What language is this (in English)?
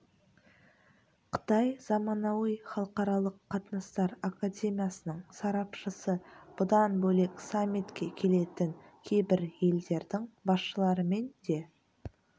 Kazakh